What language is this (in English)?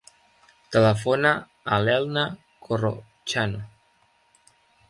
Catalan